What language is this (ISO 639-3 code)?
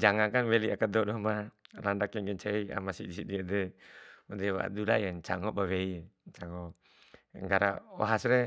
bhp